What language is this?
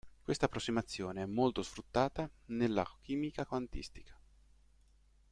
Italian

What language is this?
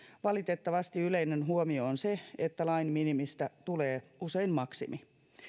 Finnish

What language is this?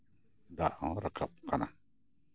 Santali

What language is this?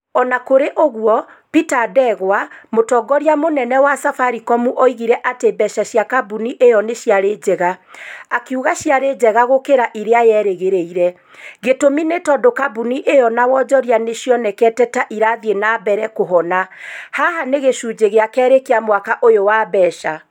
Kikuyu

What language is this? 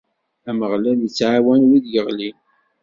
Kabyle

